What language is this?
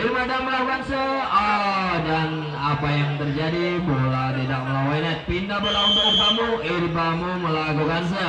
Indonesian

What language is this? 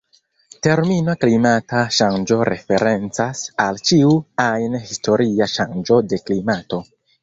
Esperanto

